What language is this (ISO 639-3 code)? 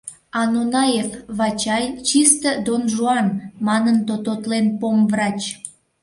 chm